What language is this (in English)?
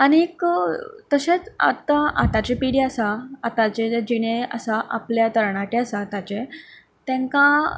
Konkani